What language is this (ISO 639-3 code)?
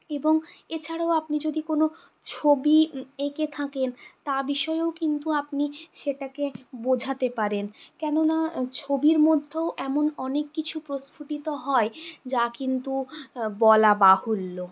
ben